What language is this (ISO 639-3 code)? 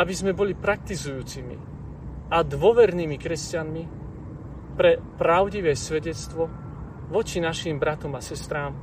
slk